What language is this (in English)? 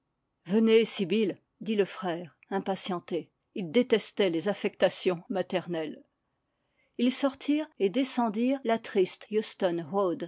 French